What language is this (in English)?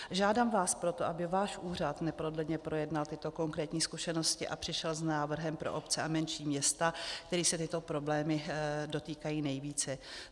Czech